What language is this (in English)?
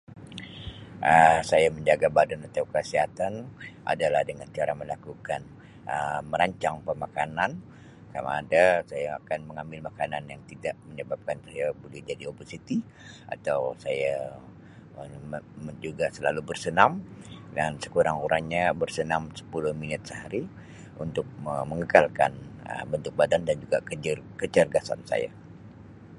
Sabah Malay